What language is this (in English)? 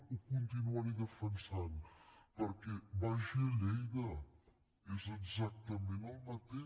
Catalan